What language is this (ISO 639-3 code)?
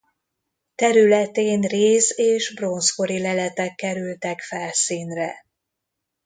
hun